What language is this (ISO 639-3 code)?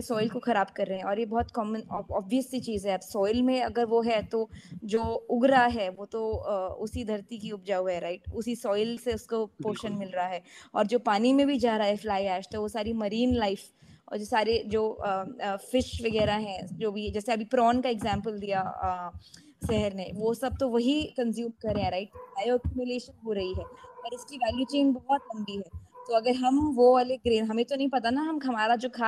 hin